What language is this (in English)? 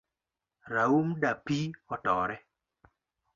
Luo (Kenya and Tanzania)